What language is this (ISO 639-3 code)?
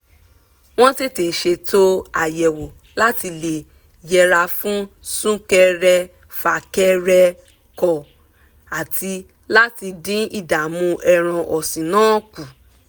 yor